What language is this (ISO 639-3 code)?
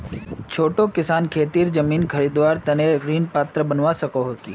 mag